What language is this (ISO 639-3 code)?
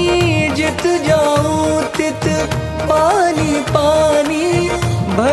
hin